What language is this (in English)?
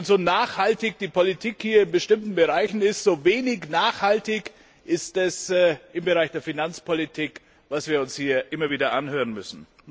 German